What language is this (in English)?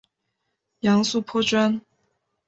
Chinese